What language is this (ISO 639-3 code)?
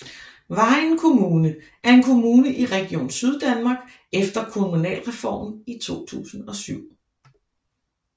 dan